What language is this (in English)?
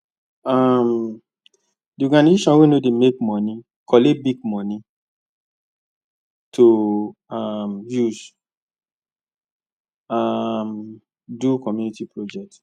Nigerian Pidgin